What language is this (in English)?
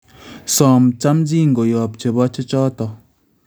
Kalenjin